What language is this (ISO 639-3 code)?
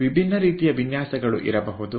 kan